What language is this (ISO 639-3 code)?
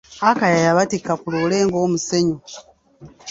lug